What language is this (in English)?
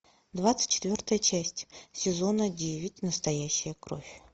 Russian